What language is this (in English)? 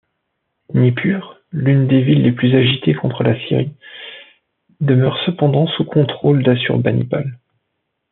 French